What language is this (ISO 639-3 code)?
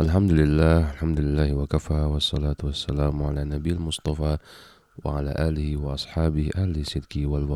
ind